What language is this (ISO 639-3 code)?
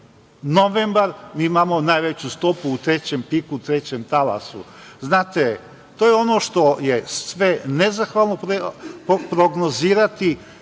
srp